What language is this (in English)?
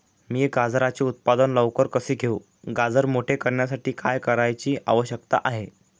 Marathi